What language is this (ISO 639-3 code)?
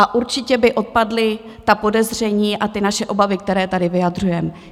ces